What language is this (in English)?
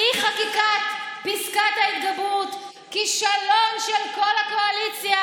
Hebrew